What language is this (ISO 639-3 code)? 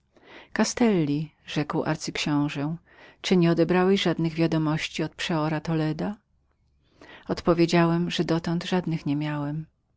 pol